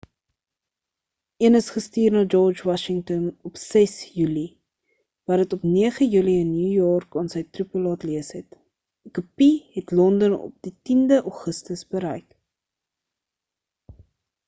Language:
Afrikaans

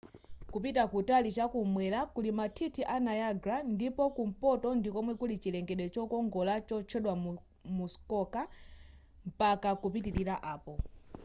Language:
Nyanja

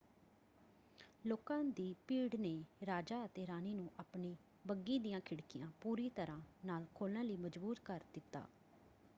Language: Punjabi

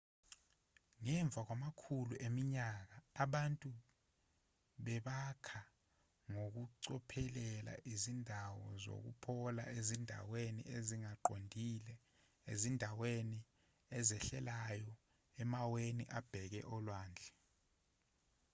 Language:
Zulu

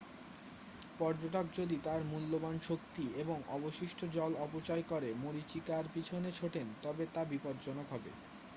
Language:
Bangla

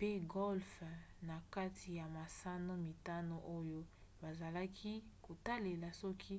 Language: Lingala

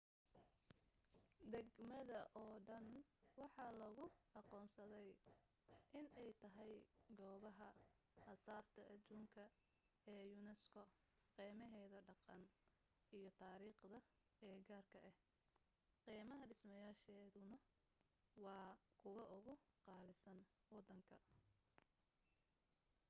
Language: Somali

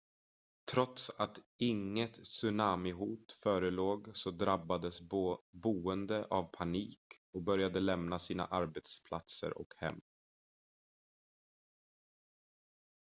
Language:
Swedish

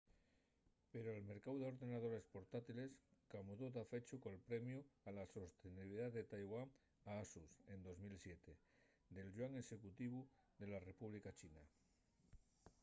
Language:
Asturian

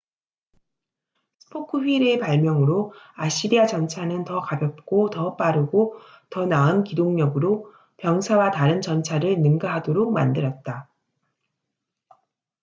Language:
Korean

